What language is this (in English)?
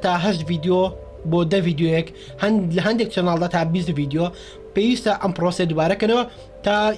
Indonesian